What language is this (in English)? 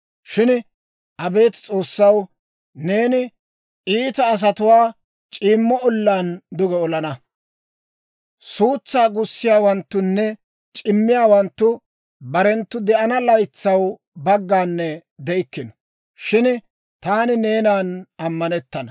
Dawro